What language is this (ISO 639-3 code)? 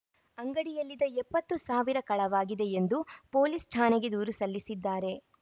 kan